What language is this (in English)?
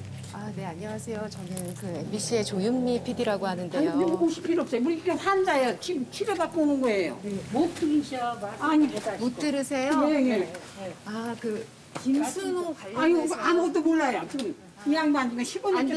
Korean